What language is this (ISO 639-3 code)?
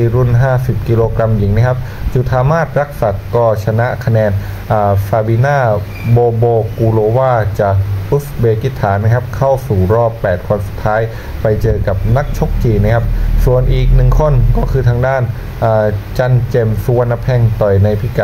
tha